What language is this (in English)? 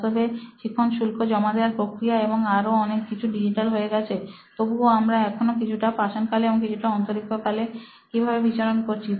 Bangla